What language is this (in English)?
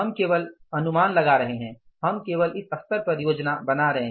Hindi